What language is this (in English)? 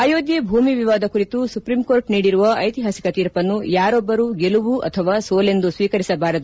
Kannada